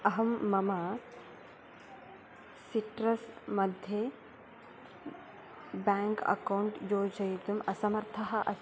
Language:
Sanskrit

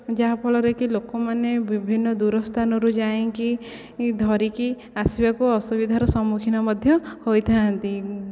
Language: Odia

